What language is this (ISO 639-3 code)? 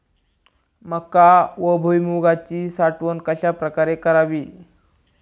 mar